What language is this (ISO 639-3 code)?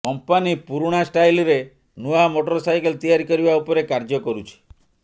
ori